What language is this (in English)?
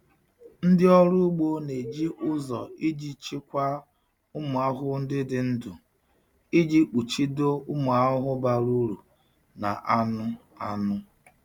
Igbo